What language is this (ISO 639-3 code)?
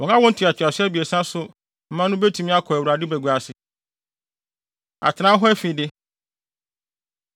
aka